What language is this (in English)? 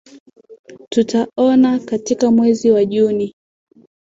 Swahili